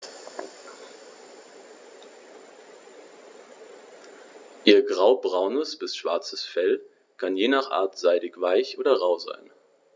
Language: German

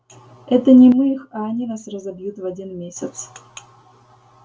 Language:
Russian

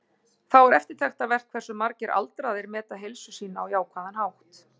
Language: Icelandic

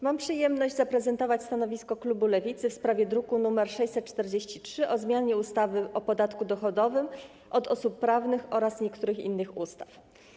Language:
Polish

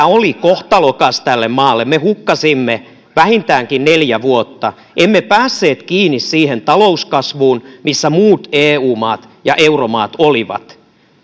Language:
Finnish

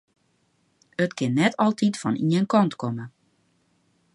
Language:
Western Frisian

